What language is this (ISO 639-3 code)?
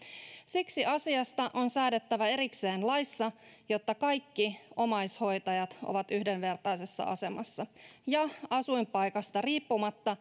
fin